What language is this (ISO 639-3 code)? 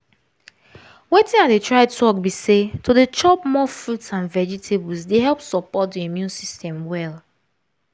pcm